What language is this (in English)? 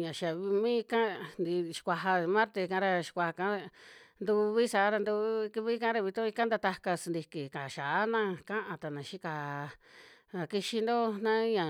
Western Juxtlahuaca Mixtec